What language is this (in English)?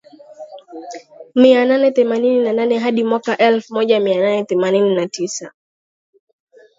Swahili